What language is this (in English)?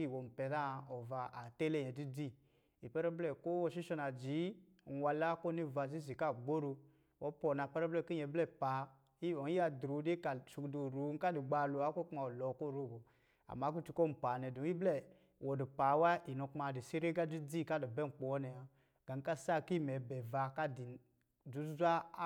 Lijili